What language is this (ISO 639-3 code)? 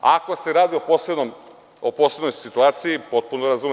srp